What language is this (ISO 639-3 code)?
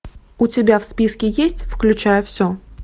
rus